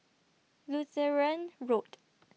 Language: English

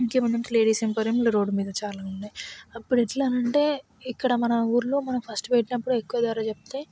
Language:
Telugu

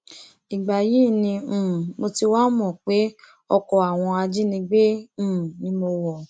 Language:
Yoruba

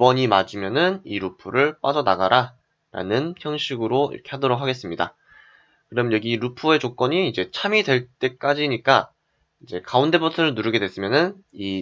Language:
Korean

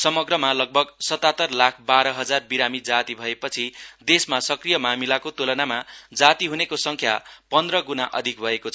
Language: Nepali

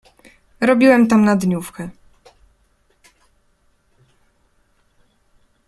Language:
Polish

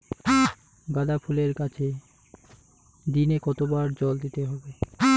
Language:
Bangla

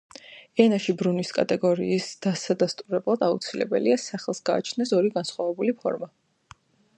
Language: Georgian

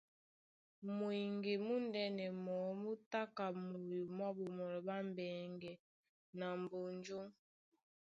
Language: Duala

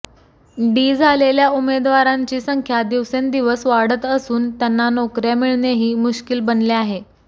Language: Marathi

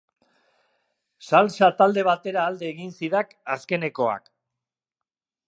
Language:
Basque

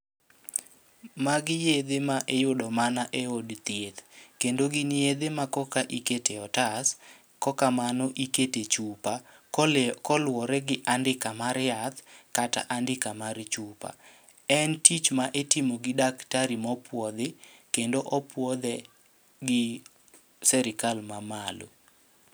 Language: Luo (Kenya and Tanzania)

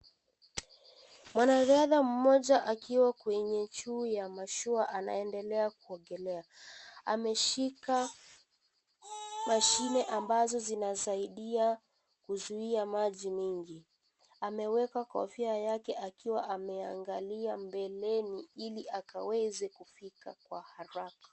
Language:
Swahili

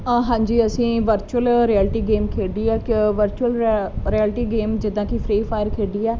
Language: Punjabi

